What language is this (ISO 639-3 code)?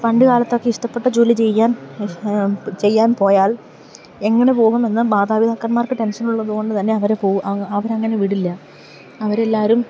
mal